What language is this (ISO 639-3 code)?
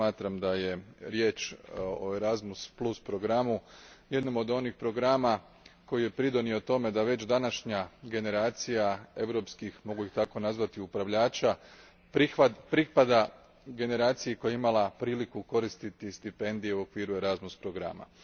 hrv